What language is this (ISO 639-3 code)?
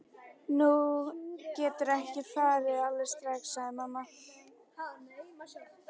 isl